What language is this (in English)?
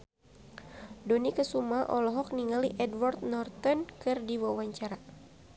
Sundanese